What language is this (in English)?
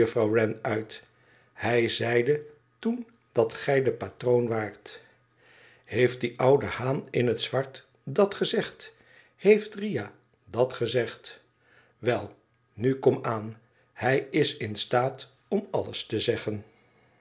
Dutch